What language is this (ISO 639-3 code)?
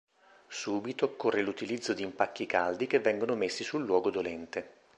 ita